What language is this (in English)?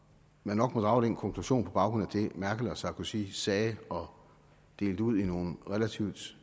Danish